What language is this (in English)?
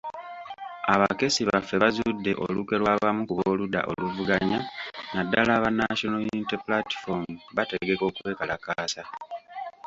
Ganda